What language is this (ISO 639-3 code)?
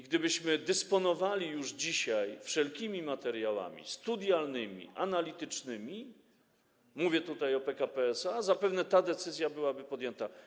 pol